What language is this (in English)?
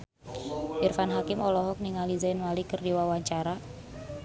Sundanese